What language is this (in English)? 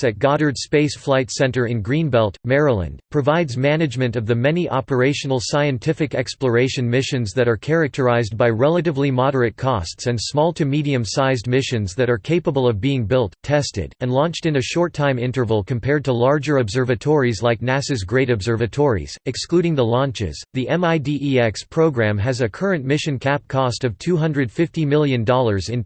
English